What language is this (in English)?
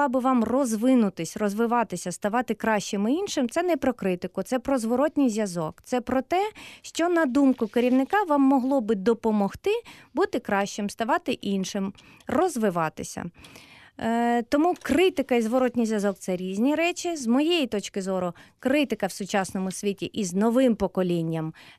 Ukrainian